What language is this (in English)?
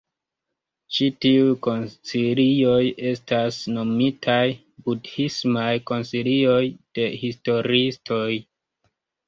Esperanto